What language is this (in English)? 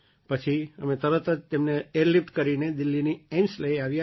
Gujarati